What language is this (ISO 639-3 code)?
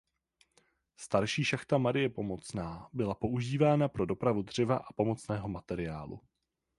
ces